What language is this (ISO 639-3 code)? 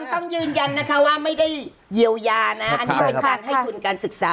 tha